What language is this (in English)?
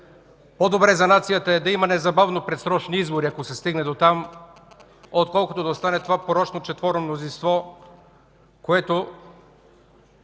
Bulgarian